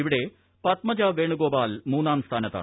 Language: Malayalam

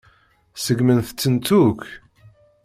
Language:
Kabyle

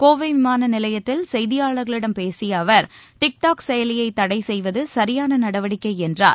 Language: Tamil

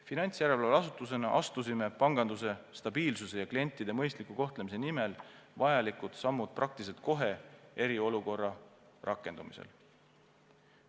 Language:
Estonian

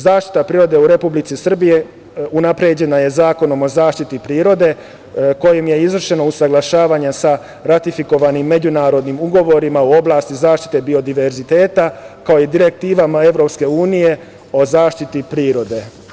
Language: Serbian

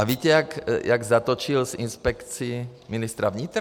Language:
Czech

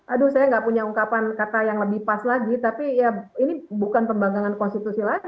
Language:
Indonesian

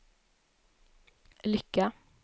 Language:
Swedish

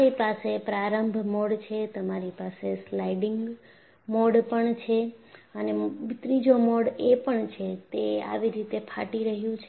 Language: Gujarati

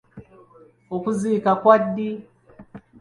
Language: Ganda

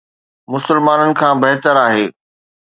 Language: Sindhi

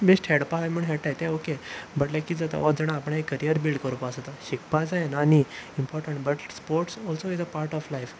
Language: Konkani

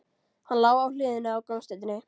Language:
Icelandic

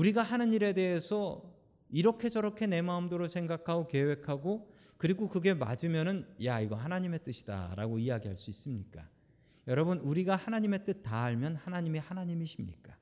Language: Korean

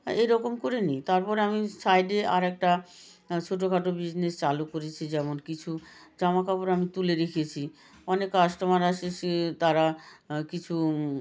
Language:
Bangla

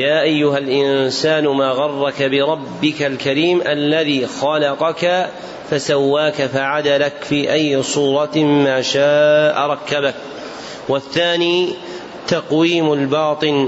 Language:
Arabic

